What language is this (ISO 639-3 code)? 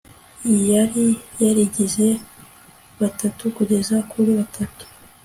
kin